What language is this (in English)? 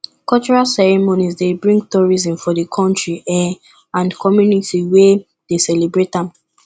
Nigerian Pidgin